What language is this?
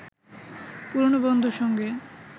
Bangla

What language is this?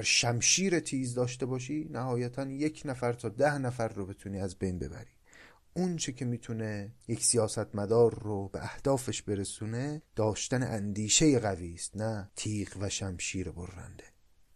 Persian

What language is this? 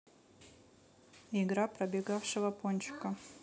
Russian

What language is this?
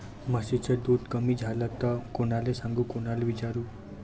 Marathi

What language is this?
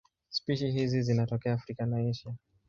Swahili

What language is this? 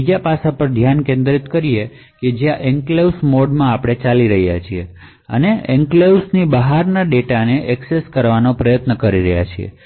Gujarati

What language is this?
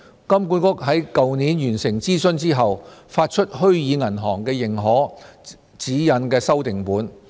Cantonese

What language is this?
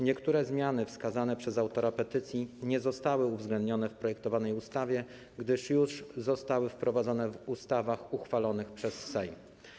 Polish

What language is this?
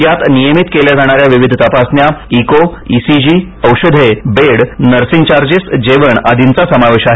Marathi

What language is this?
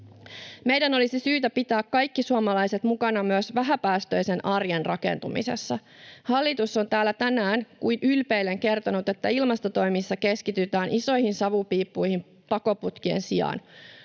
Finnish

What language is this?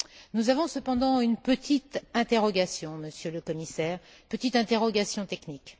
French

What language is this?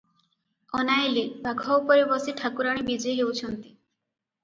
Odia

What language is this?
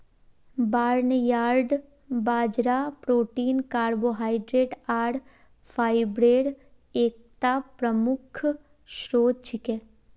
Magahi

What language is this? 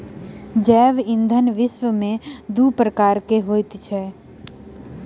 Maithili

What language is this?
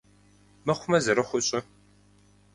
Kabardian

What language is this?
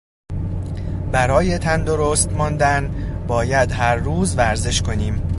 Persian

